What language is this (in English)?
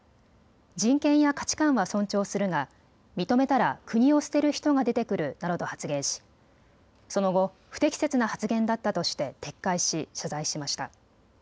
Japanese